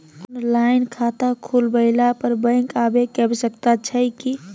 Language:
Maithili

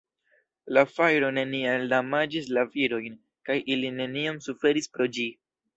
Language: Esperanto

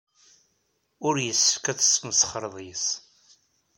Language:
Kabyle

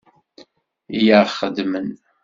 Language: Kabyle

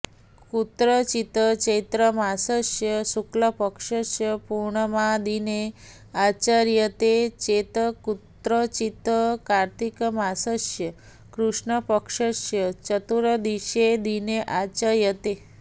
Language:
Sanskrit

